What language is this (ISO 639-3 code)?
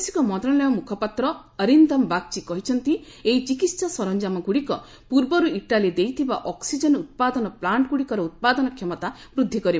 ori